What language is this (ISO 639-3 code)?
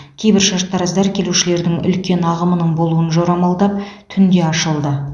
kaz